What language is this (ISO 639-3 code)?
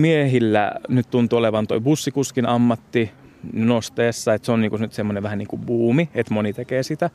fin